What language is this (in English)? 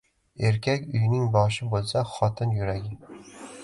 Uzbek